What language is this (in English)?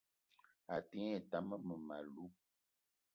Eton (Cameroon)